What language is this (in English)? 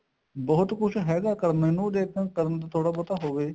Punjabi